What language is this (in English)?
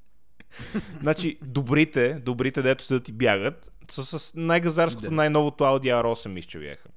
Bulgarian